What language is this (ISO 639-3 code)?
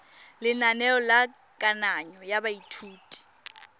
tsn